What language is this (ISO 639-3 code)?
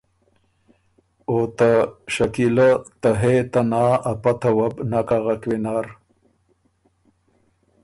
oru